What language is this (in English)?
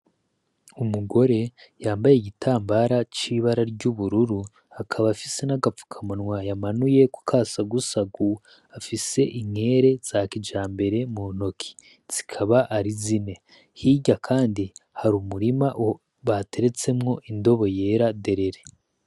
Rundi